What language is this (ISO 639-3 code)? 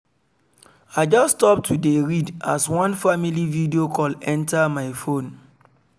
pcm